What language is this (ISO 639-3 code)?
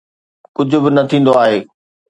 snd